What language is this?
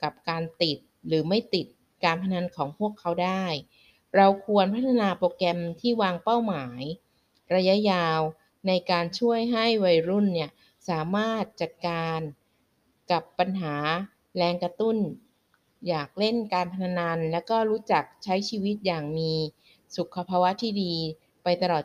Thai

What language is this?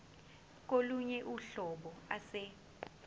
Zulu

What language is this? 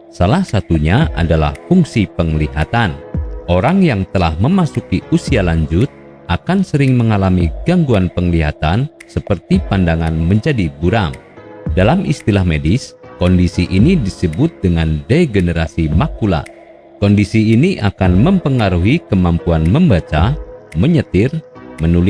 Indonesian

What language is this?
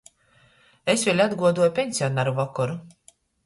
Latgalian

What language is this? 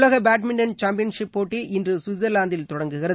Tamil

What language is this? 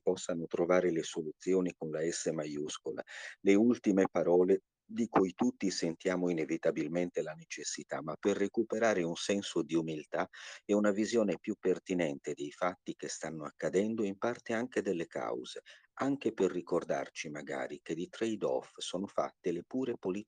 Italian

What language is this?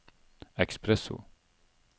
Norwegian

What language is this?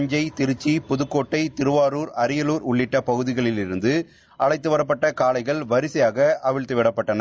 Tamil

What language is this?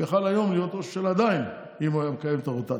Hebrew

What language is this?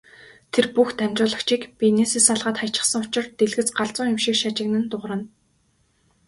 Mongolian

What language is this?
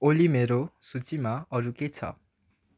Nepali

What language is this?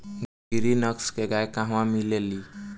Bhojpuri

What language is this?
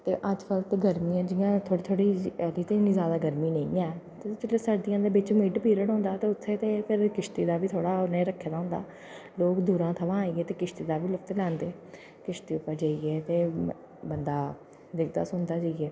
Dogri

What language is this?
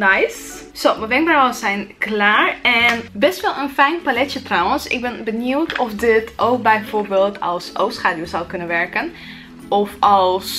Dutch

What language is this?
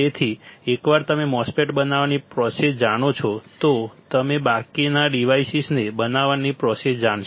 Gujarati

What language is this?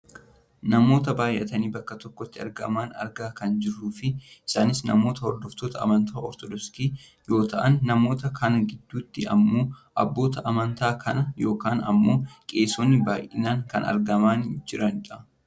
Oromo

